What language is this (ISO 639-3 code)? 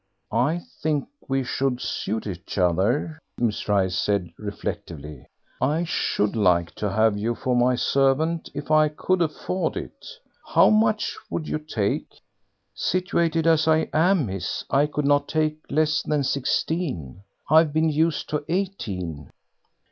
eng